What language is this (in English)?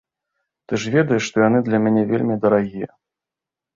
Belarusian